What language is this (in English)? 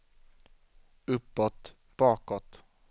Swedish